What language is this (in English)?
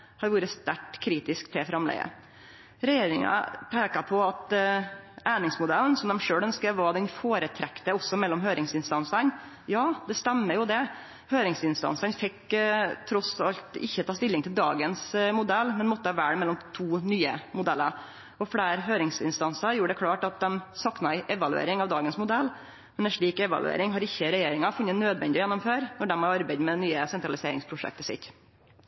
Norwegian Nynorsk